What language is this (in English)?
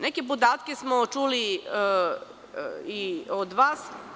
Serbian